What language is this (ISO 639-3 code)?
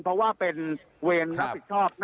tha